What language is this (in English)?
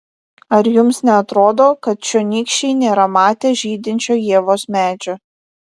Lithuanian